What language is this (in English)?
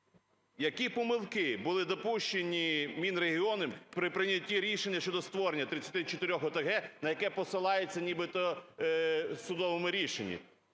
Ukrainian